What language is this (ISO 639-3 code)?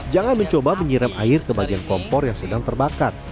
ind